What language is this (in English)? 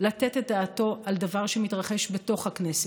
Hebrew